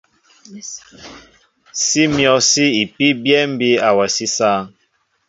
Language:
Mbo (Cameroon)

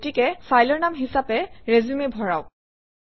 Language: Assamese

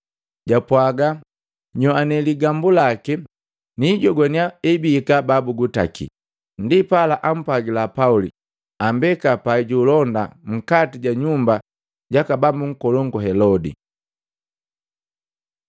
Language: Matengo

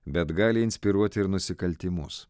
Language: Lithuanian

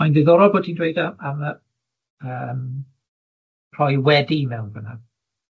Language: Welsh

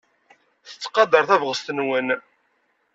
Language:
Kabyle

